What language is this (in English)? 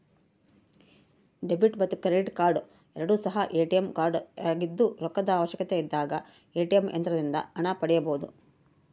Kannada